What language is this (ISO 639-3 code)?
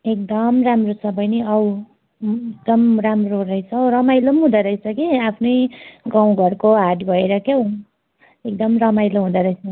nep